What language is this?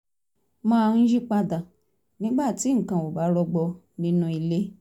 Yoruba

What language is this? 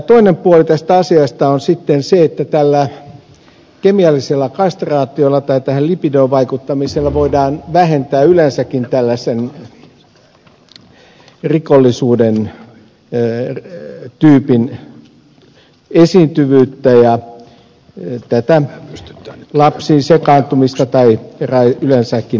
Finnish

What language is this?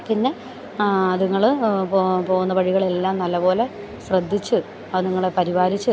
Malayalam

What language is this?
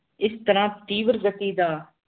Punjabi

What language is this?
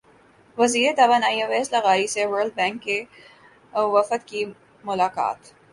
Urdu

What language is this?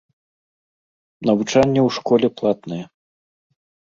Belarusian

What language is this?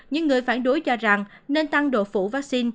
Vietnamese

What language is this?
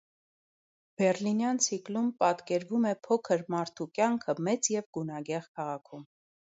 Armenian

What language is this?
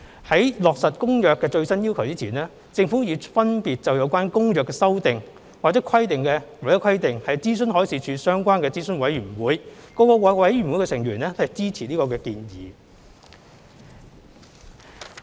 Cantonese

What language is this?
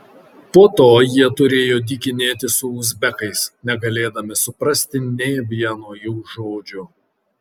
Lithuanian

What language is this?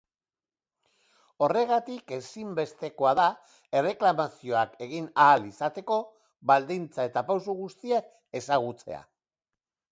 Basque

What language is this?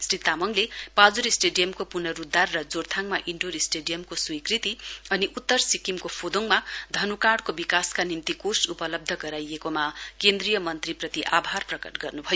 Nepali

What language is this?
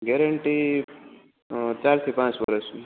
Gujarati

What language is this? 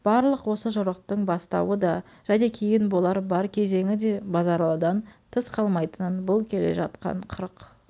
Kazakh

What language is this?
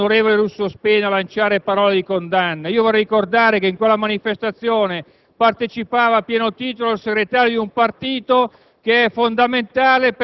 Italian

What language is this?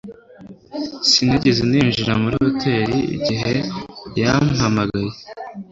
Kinyarwanda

